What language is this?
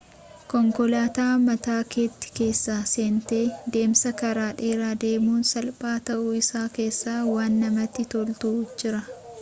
Oromo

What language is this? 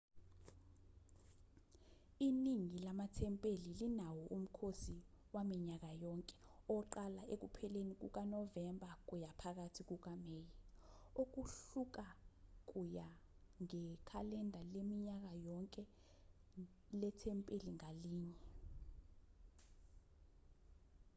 Zulu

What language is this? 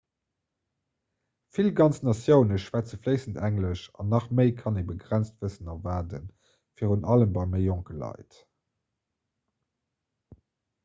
Luxembourgish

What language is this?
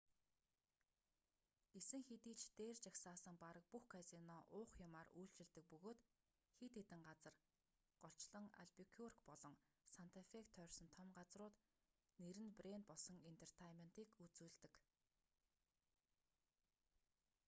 Mongolian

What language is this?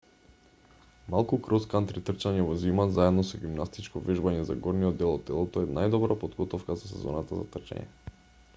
Macedonian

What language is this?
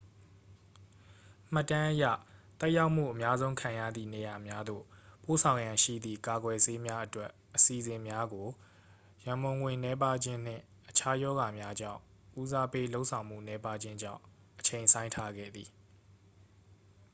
Burmese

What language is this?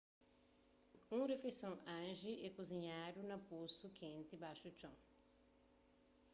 Kabuverdianu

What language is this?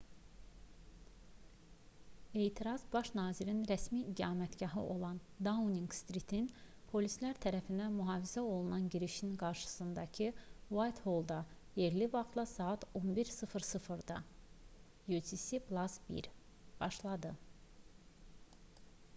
Azerbaijani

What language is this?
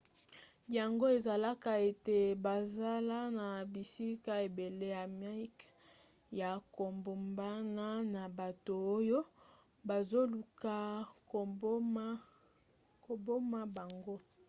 Lingala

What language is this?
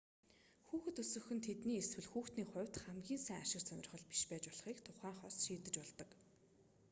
Mongolian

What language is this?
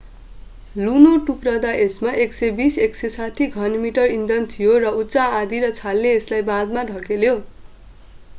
Nepali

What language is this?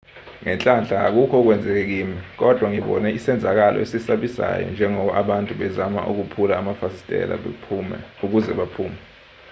Zulu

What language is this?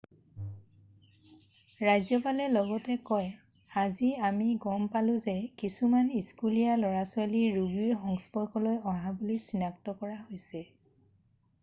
Assamese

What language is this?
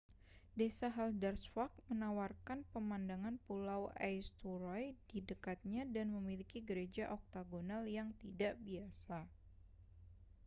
Indonesian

